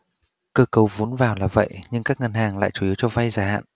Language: Vietnamese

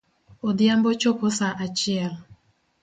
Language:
Luo (Kenya and Tanzania)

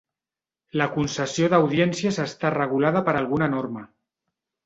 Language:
Catalan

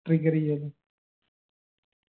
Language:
Malayalam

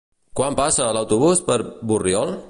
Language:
Catalan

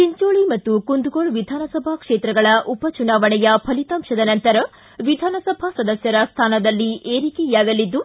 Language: Kannada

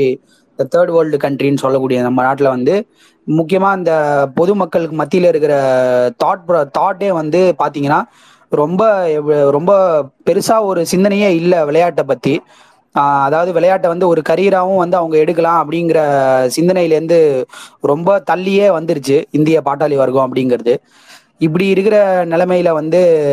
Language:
Tamil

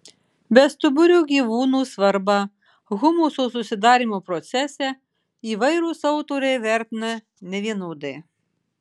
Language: Lithuanian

